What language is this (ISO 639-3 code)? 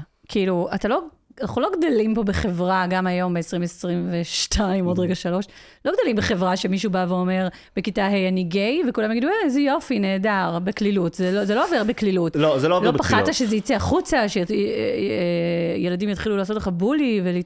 heb